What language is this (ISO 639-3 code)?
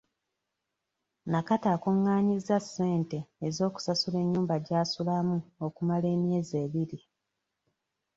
lug